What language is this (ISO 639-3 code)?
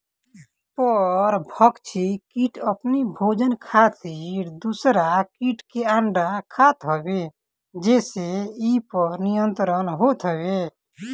bho